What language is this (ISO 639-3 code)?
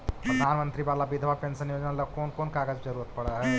mag